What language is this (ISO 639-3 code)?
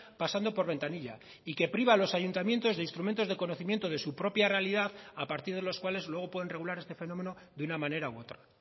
spa